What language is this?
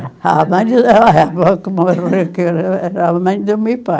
Portuguese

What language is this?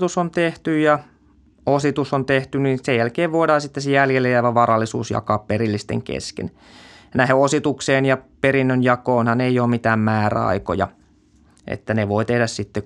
Finnish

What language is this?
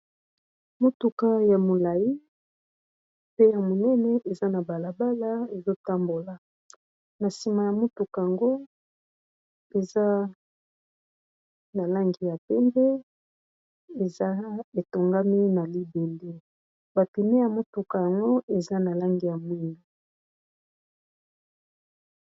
Lingala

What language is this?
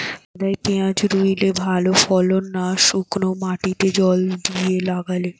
Bangla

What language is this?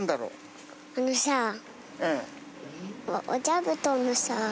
Japanese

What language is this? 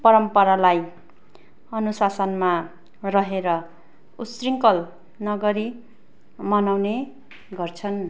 Nepali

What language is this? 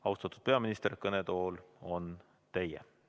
Estonian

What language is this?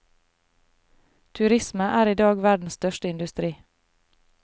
Norwegian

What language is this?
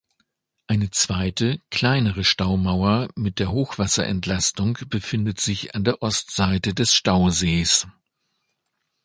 German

